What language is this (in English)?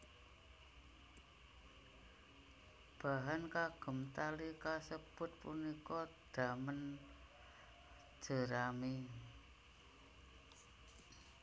Javanese